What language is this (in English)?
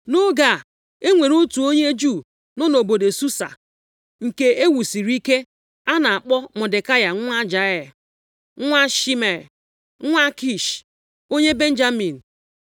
Igbo